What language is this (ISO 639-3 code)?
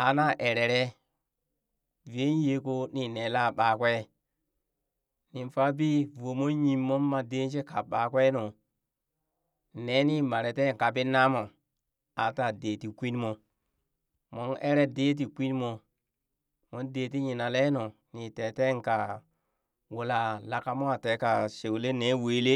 bys